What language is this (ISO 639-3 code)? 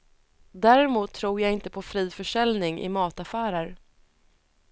swe